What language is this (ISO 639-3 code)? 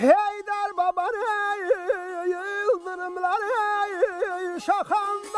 ara